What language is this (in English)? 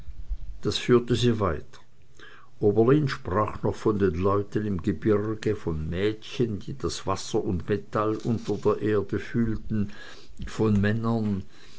German